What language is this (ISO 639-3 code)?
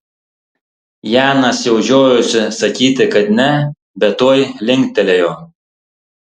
lit